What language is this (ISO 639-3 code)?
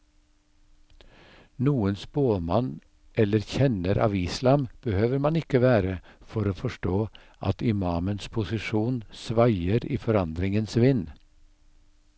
nor